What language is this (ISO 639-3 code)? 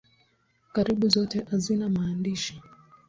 swa